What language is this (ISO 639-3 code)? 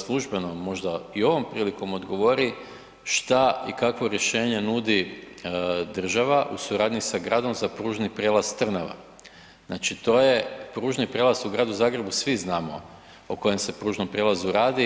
hrv